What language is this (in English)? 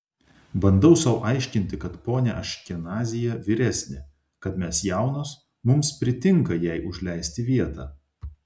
Lithuanian